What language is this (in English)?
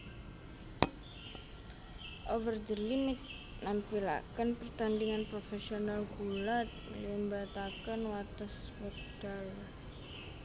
Javanese